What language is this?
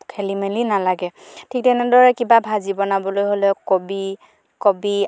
Assamese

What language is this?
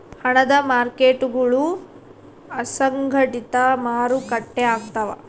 Kannada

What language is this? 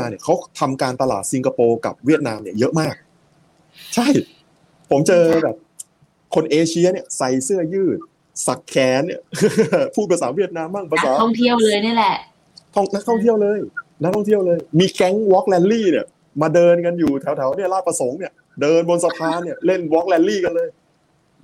Thai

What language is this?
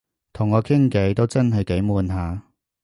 Cantonese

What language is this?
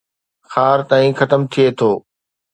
Sindhi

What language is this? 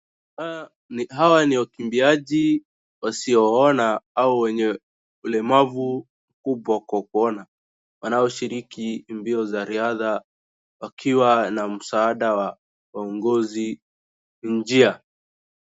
Swahili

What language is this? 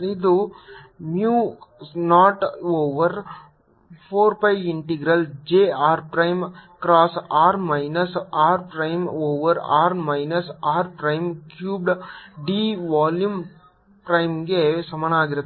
Kannada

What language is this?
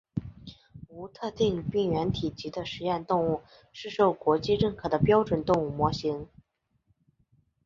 Chinese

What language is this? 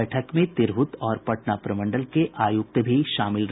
Hindi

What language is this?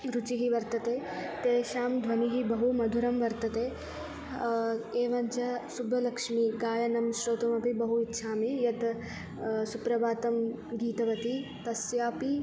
Sanskrit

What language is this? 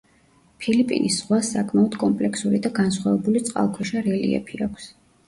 Georgian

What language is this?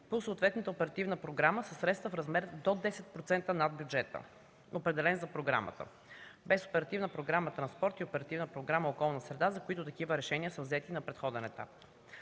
Bulgarian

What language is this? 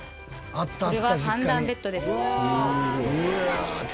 Japanese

